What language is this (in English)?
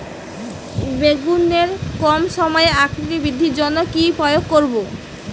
Bangla